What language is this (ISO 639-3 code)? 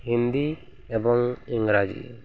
ori